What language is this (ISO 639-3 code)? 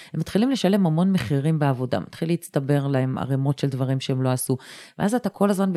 heb